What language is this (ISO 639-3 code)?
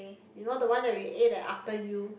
eng